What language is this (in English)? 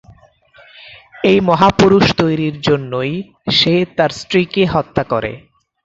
Bangla